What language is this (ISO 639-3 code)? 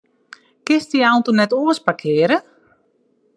fry